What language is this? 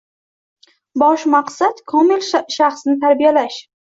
Uzbek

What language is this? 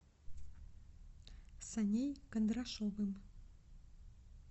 Russian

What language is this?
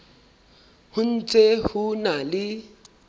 Southern Sotho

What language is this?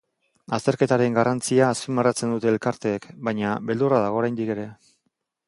Basque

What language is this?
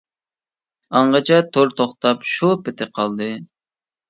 Uyghur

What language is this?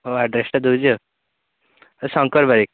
Odia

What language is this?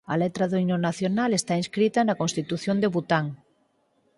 Galician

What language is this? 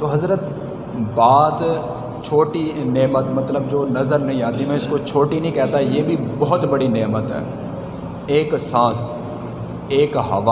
Urdu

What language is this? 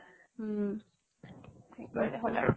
Assamese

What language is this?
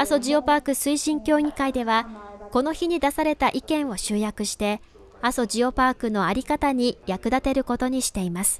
Japanese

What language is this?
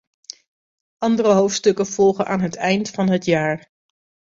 Dutch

